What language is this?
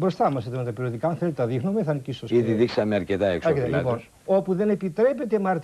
Greek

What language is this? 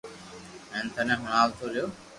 Loarki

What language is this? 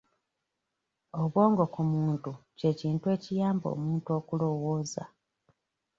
Ganda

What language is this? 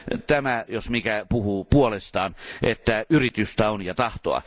Finnish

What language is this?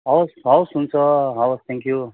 Nepali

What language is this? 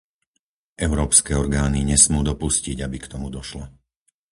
Slovak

